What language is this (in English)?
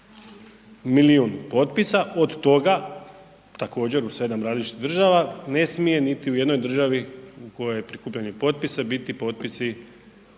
Croatian